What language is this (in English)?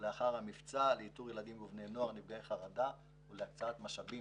Hebrew